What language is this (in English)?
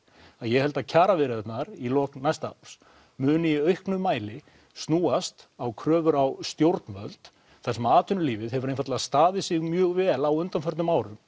Icelandic